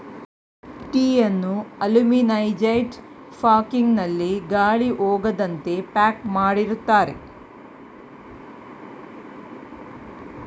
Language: Kannada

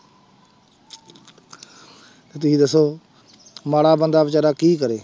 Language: Punjabi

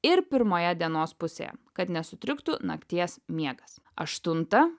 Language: Lithuanian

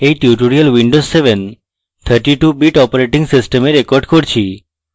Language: Bangla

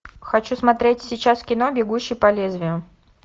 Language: Russian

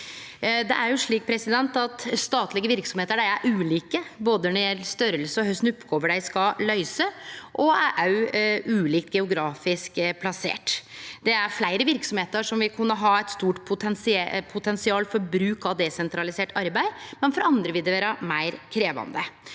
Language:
Norwegian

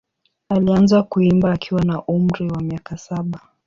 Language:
Swahili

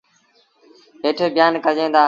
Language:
Sindhi Bhil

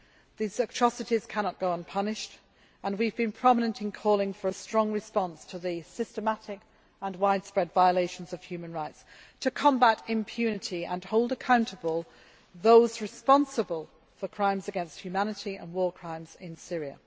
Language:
English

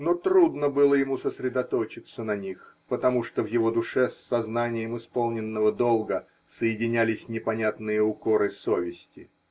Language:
Russian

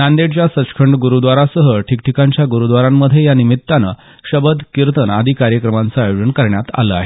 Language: Marathi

